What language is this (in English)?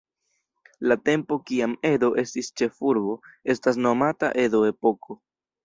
Esperanto